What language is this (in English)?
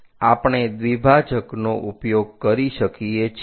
Gujarati